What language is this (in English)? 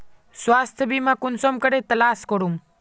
Magahi